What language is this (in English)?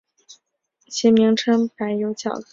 Chinese